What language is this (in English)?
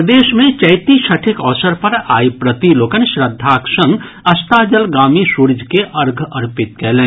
Maithili